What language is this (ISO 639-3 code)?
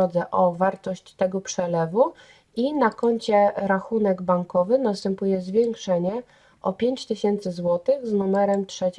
pol